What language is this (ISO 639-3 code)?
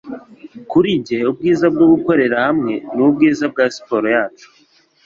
kin